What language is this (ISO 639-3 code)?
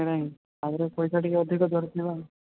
ori